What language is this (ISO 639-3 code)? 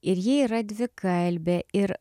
lit